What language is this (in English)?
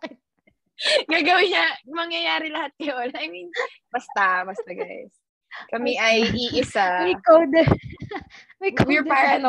Filipino